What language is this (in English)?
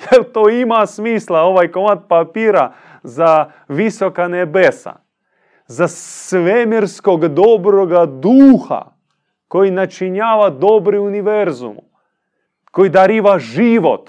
Croatian